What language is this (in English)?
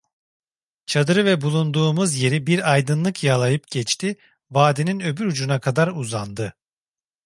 Turkish